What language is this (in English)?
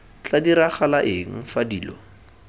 Tswana